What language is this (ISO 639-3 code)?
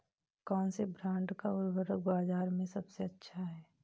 hin